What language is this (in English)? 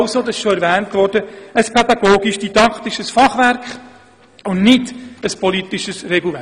Swiss German